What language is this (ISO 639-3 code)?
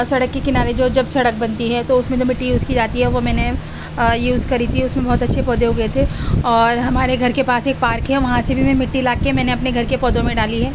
urd